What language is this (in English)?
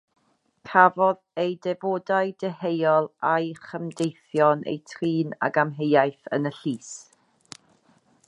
Welsh